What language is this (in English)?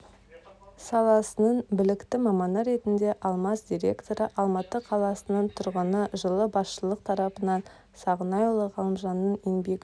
Kazakh